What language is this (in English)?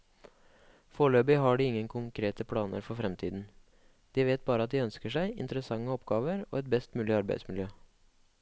Norwegian